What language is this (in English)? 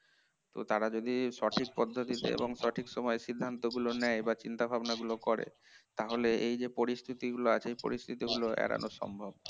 Bangla